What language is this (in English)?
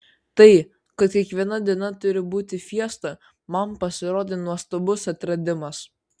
Lithuanian